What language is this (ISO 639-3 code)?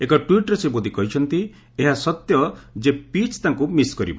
ori